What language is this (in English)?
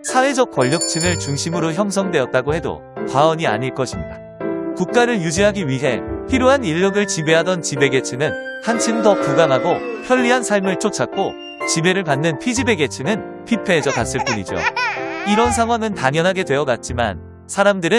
Korean